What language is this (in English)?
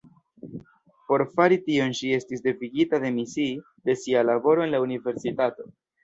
Esperanto